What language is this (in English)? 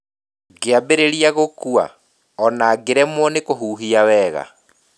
Kikuyu